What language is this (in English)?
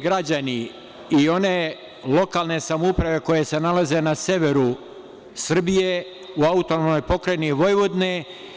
Serbian